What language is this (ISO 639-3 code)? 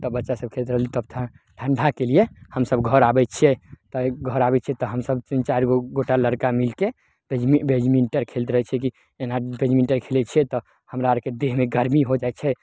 mai